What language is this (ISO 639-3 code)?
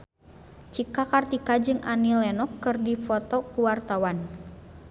sun